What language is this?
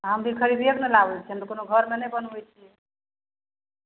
Maithili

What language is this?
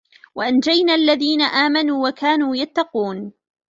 Arabic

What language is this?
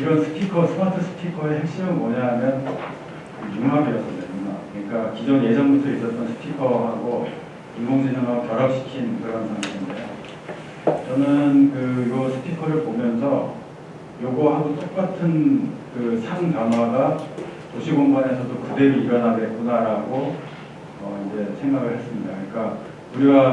Korean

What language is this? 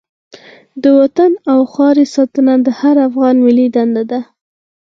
Pashto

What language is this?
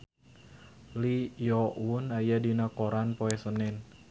Sundanese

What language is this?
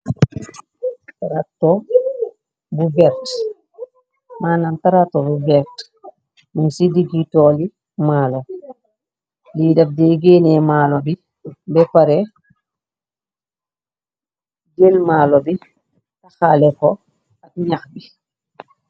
Wolof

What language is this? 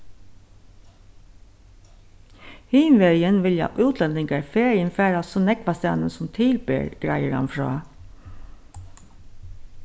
Faroese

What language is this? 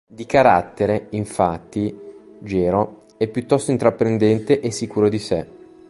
Italian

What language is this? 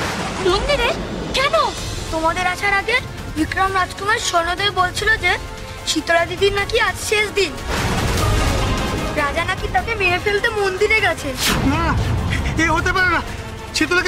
Bangla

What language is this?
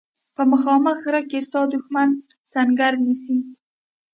Pashto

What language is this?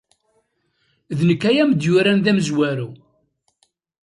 Kabyle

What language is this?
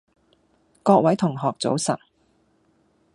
Cantonese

